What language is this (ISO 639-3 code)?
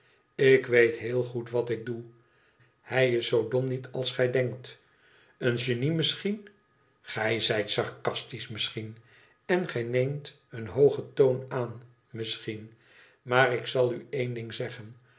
nld